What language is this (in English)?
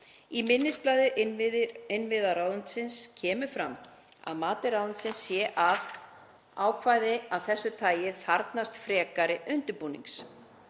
Icelandic